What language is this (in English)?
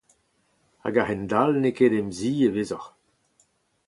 Breton